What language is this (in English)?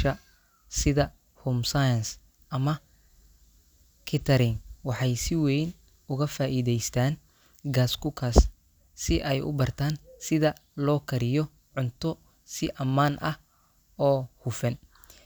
Somali